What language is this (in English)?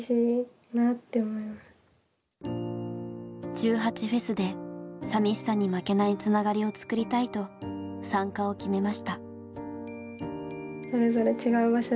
Japanese